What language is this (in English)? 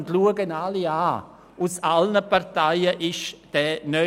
Swiss German